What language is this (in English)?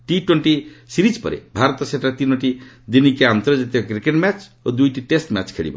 Odia